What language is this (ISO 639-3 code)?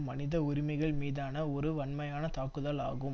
tam